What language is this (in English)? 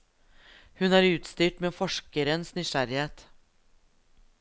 Norwegian